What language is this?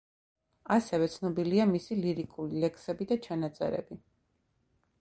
Georgian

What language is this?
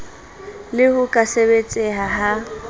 Southern Sotho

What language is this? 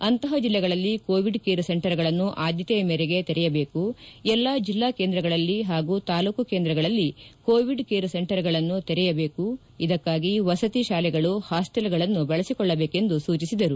Kannada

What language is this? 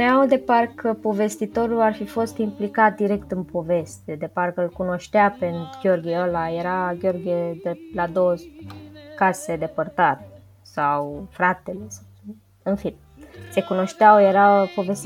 Romanian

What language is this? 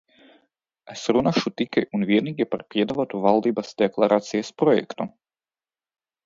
Latvian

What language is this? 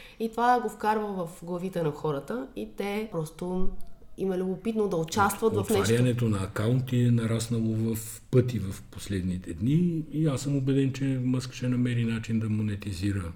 Bulgarian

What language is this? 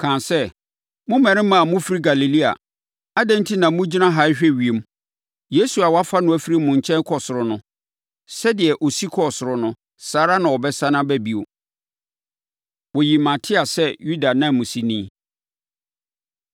Akan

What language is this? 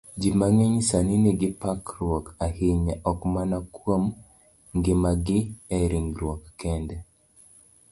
Luo (Kenya and Tanzania)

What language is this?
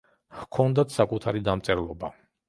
Georgian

